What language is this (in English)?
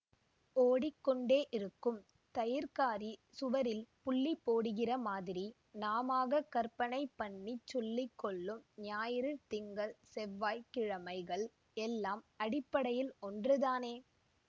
Tamil